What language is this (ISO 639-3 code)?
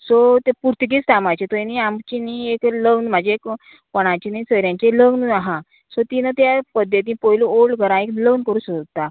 kok